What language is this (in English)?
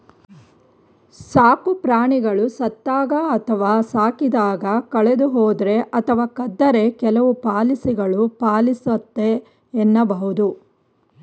Kannada